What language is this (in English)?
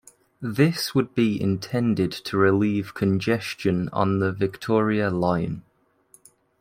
English